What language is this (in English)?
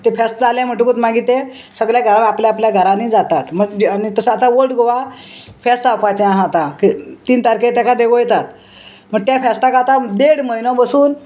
Konkani